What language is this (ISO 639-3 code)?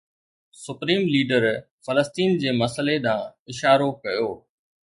snd